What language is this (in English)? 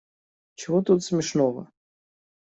Russian